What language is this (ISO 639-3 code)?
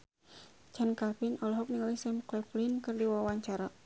sun